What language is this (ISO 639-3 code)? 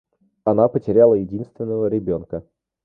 rus